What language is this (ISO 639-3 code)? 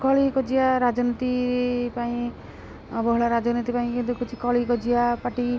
ori